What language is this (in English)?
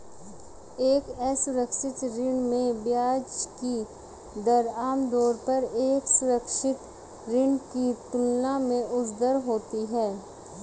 Hindi